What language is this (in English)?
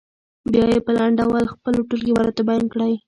Pashto